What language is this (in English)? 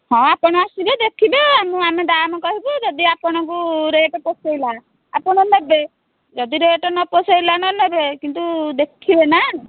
Odia